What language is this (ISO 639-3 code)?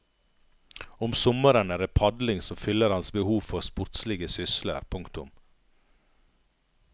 nor